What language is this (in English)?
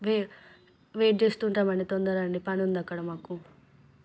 Telugu